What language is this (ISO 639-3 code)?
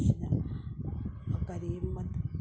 mni